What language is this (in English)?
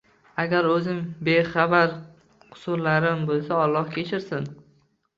Uzbek